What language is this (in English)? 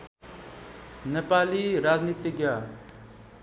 Nepali